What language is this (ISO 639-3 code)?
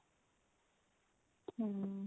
pan